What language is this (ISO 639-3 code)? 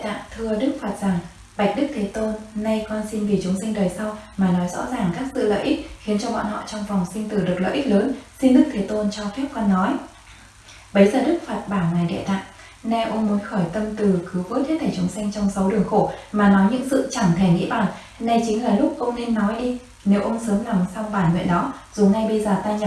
vie